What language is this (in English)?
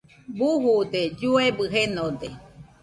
Nüpode Huitoto